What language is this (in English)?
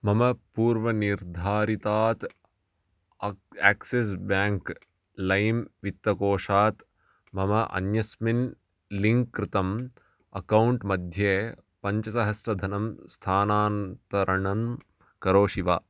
Sanskrit